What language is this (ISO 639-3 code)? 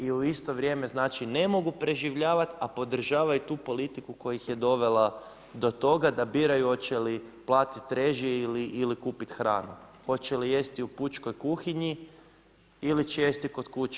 hrv